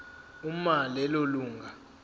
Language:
Zulu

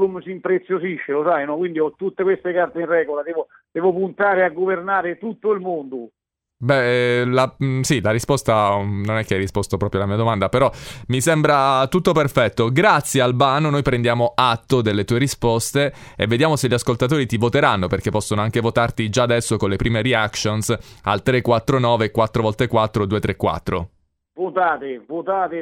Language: Italian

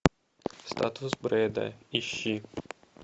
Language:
Russian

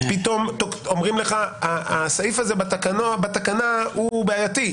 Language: Hebrew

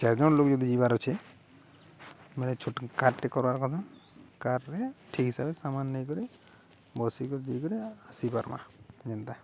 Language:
Odia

